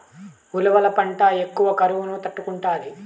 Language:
Telugu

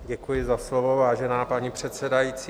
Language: Czech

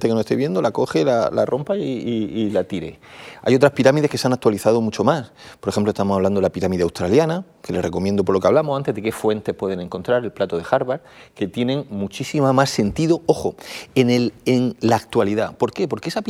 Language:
Spanish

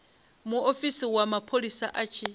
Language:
Venda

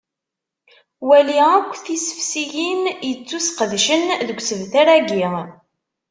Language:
Kabyle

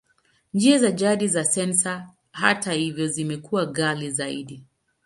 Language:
Swahili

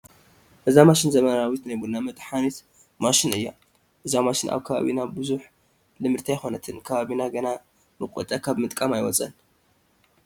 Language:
Tigrinya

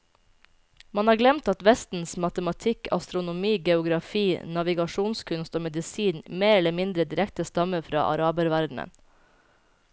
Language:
Norwegian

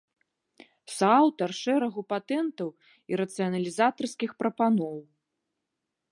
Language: Belarusian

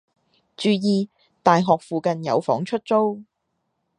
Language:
Cantonese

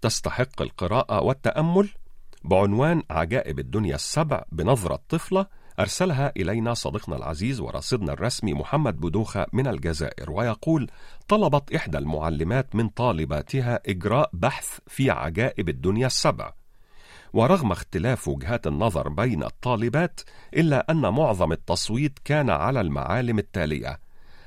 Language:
Arabic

